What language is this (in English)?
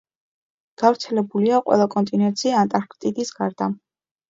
Georgian